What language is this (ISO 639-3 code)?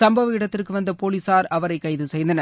tam